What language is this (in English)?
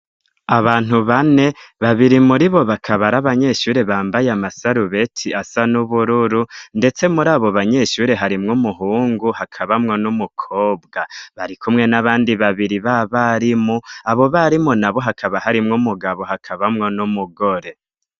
Rundi